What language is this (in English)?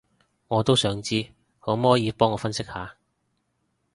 Cantonese